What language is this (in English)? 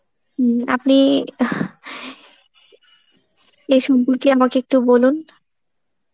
Bangla